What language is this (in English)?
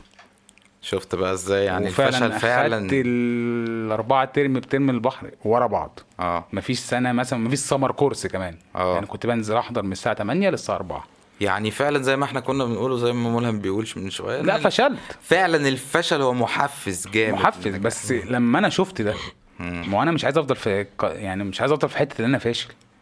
Arabic